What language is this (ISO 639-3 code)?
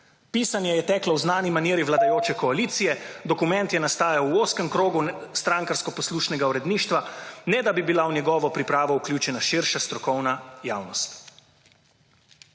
slv